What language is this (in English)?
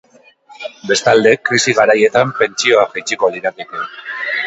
Basque